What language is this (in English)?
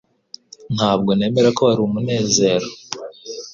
Kinyarwanda